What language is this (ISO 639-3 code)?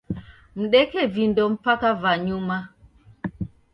dav